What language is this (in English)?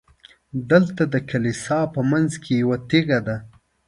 Pashto